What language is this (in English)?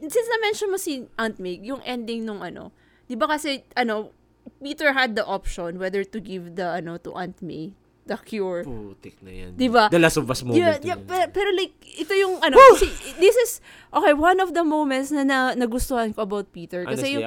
Filipino